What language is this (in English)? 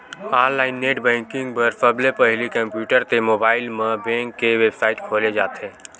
Chhattisgarhi